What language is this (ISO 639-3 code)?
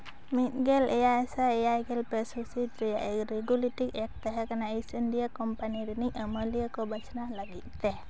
sat